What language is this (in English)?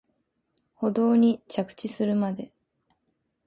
Japanese